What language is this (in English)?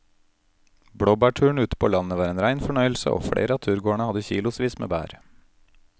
Norwegian